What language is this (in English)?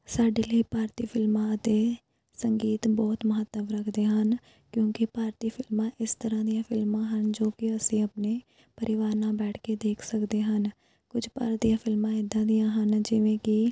Punjabi